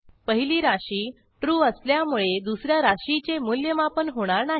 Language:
Marathi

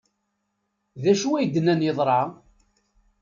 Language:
Kabyle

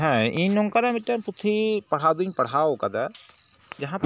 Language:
Santali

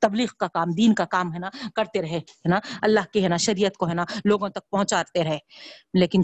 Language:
Urdu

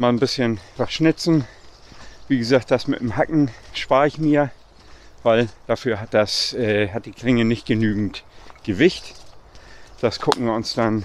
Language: German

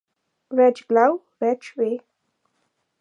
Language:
Slovenian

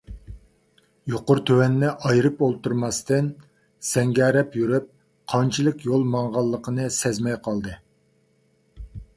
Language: Uyghur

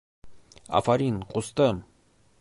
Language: Bashkir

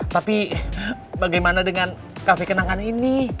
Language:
Indonesian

